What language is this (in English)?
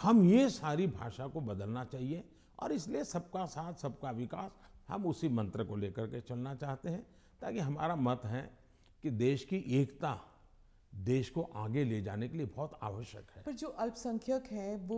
Hindi